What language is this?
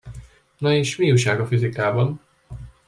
Hungarian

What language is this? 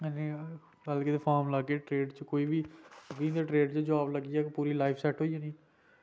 Dogri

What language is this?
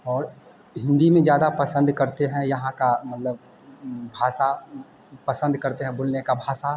Hindi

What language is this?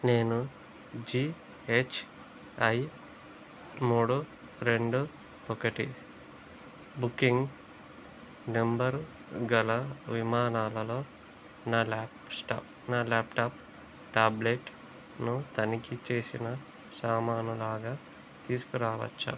Telugu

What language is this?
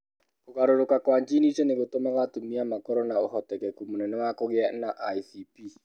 Kikuyu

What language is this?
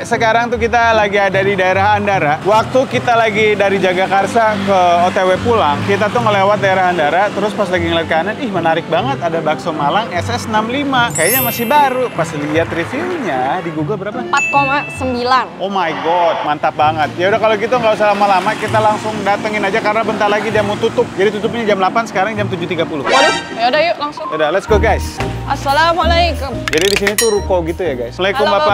Indonesian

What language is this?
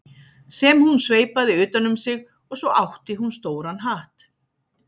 Icelandic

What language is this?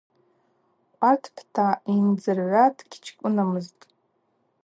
Abaza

